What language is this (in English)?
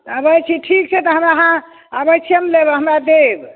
Maithili